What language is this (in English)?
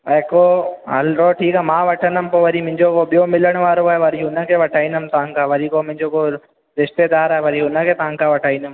Sindhi